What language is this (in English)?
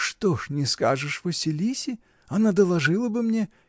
Russian